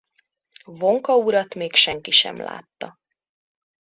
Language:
Hungarian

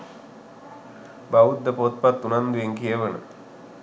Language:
Sinhala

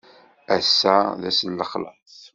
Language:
Kabyle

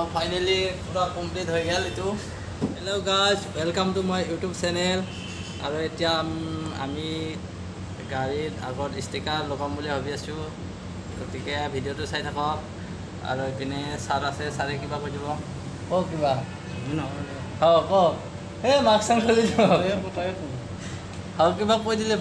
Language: Indonesian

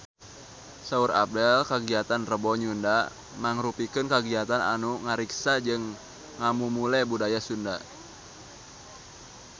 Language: Sundanese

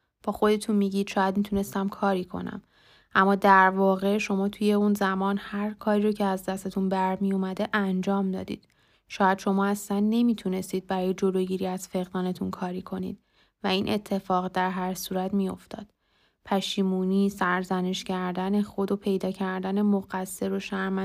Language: Persian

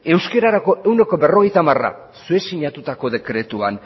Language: Basque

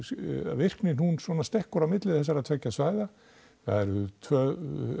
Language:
Icelandic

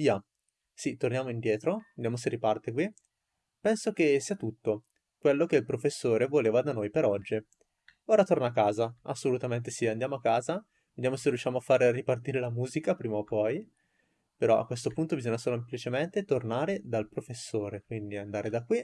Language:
Italian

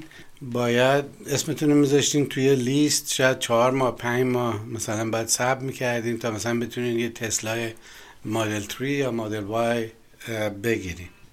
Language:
Persian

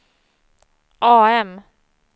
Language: Swedish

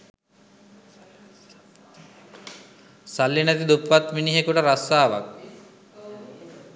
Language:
Sinhala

